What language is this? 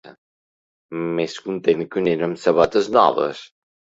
Catalan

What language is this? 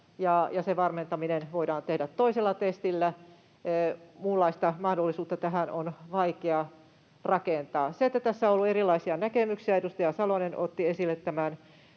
Finnish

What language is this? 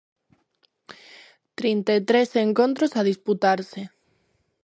Galician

